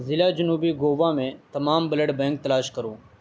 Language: Urdu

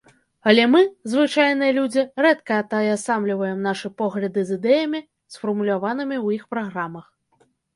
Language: Belarusian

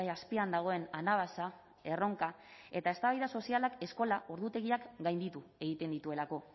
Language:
Basque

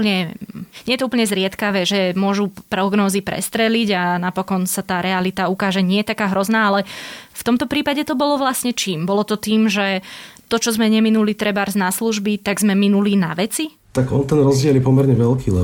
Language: Slovak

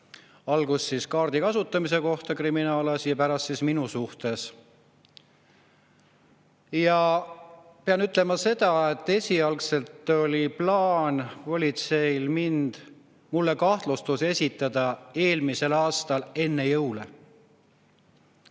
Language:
Estonian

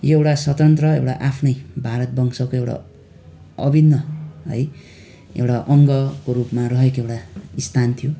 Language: Nepali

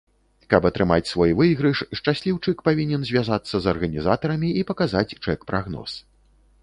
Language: Belarusian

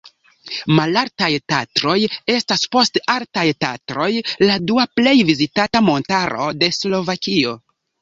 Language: Esperanto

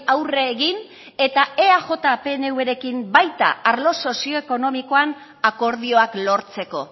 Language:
Basque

